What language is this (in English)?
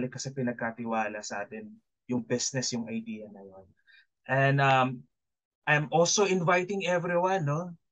Filipino